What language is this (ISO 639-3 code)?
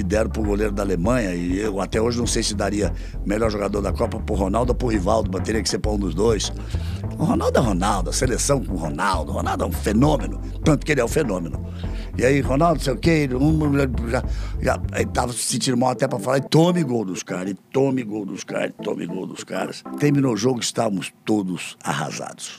por